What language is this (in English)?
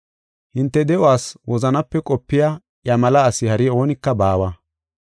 Gofa